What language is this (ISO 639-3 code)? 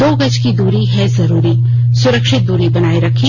hin